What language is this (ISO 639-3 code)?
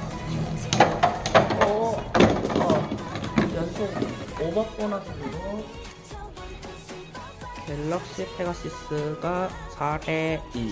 kor